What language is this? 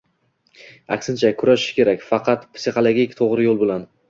Uzbek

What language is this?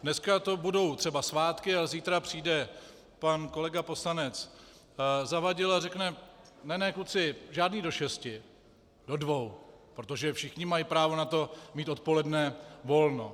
Czech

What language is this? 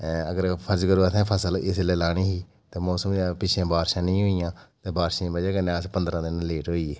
Dogri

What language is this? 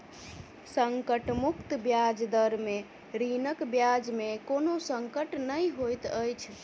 Maithili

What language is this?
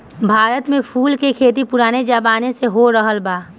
Bhojpuri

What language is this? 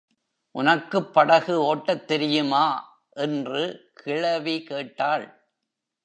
Tamil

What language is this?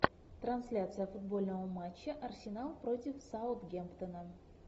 Russian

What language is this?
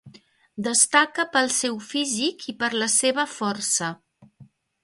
Catalan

